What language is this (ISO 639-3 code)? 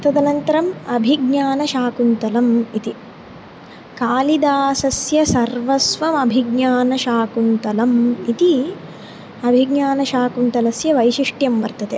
san